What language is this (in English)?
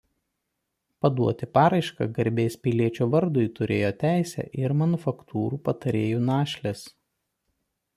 Lithuanian